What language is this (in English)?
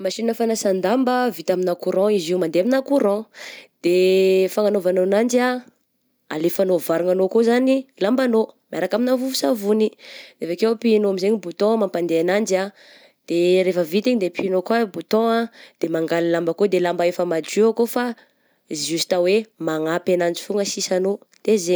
Southern Betsimisaraka Malagasy